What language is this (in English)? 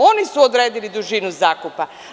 Serbian